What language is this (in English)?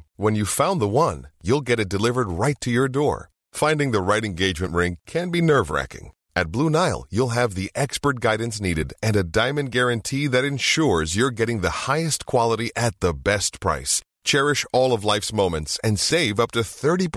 Swedish